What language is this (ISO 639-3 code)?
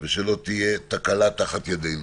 heb